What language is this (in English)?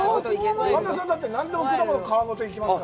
Japanese